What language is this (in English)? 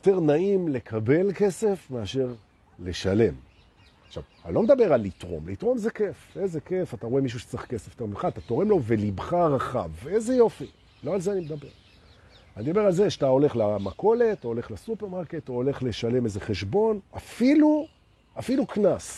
Hebrew